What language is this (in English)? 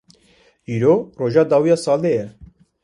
Kurdish